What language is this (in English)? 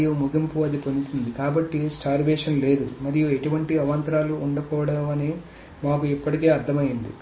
Telugu